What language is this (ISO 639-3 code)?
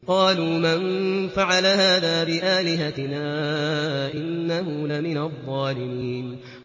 ara